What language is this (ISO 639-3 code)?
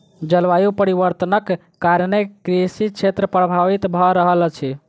mai